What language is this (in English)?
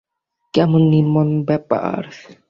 Bangla